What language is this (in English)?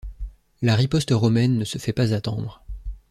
French